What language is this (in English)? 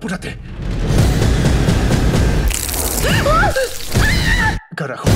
Spanish